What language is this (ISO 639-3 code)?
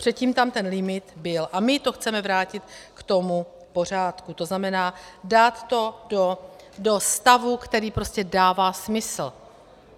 ces